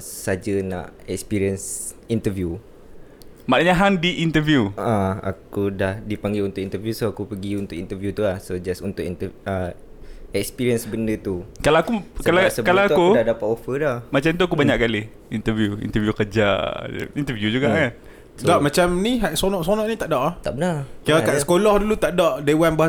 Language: Malay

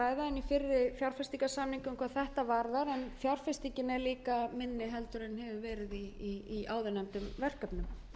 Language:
Icelandic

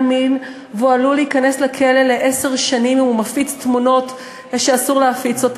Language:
Hebrew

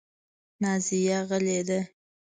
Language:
Pashto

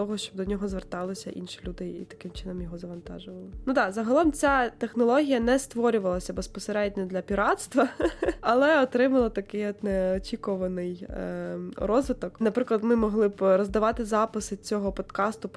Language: Ukrainian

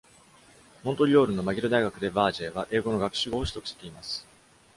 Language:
Japanese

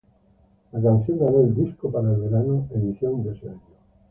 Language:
Spanish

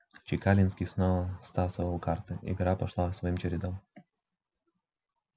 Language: Russian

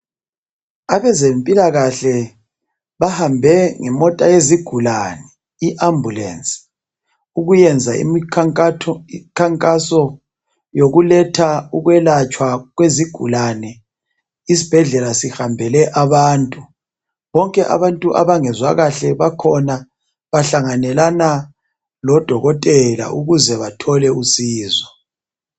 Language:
North Ndebele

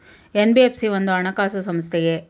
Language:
Kannada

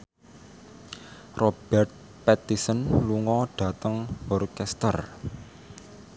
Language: Javanese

